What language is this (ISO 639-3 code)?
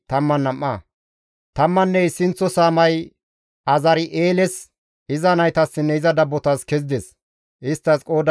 gmv